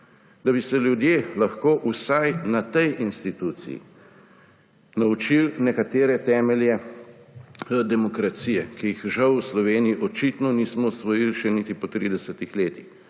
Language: Slovenian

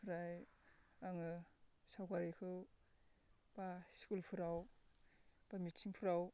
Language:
Bodo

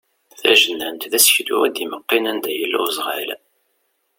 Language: Kabyle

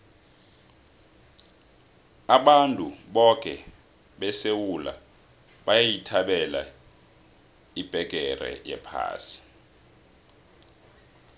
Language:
South Ndebele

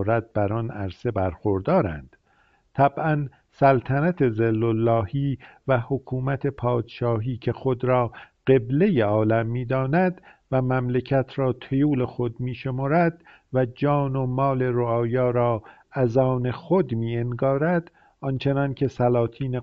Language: Persian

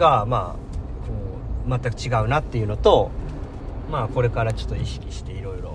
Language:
Japanese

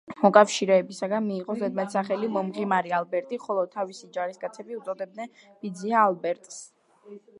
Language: Georgian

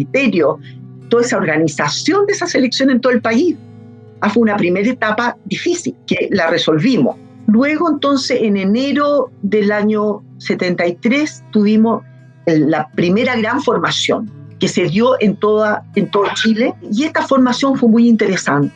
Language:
Spanish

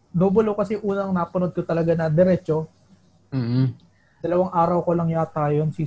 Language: Filipino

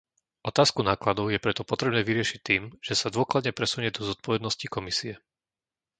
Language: Slovak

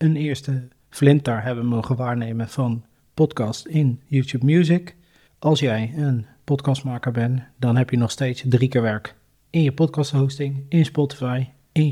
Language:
Dutch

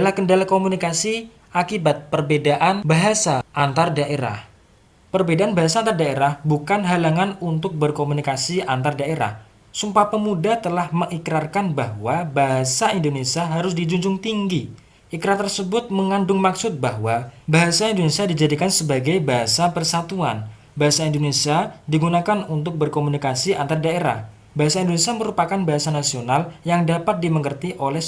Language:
Indonesian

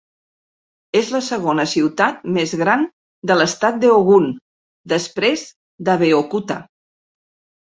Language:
Catalan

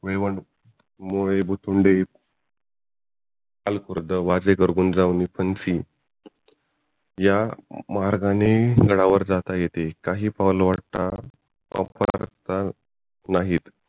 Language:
Marathi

